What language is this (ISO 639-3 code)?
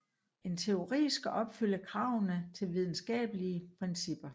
dan